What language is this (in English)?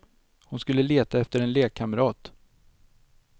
Swedish